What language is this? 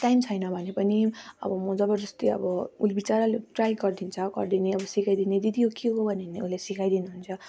Nepali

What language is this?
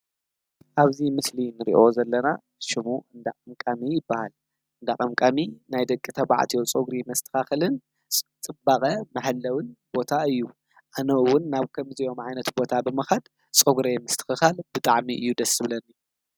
Tigrinya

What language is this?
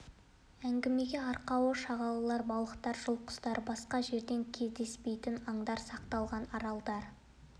Kazakh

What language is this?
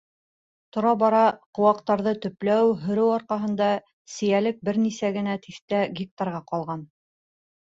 Bashkir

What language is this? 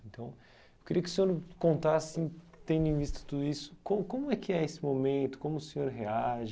Portuguese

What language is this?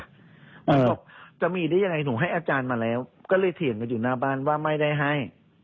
Thai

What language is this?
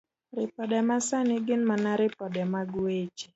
Luo (Kenya and Tanzania)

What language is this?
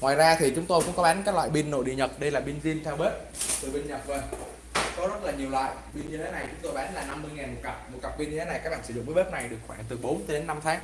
Vietnamese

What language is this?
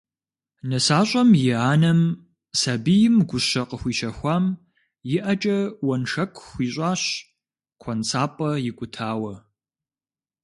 Kabardian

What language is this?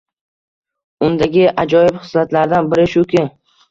Uzbek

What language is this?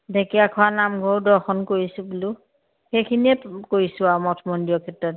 Assamese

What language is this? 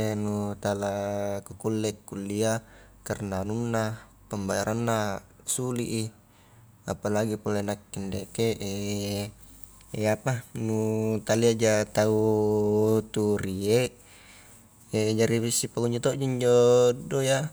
Highland Konjo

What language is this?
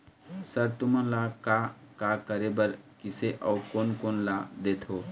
Chhattisgarhi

